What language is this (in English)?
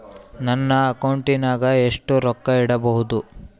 Kannada